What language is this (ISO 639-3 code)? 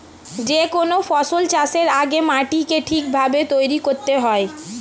ben